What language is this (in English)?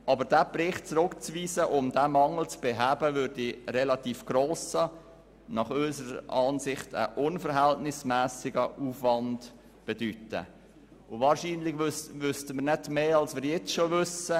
Swiss German